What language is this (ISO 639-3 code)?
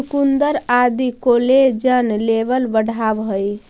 mag